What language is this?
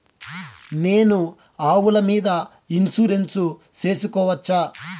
Telugu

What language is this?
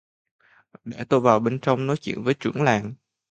Vietnamese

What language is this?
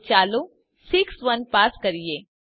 Gujarati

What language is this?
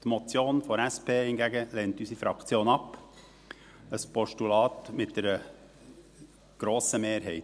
Swiss German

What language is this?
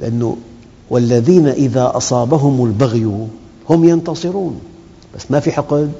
Arabic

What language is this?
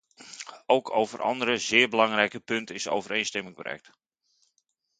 Dutch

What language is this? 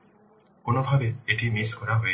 Bangla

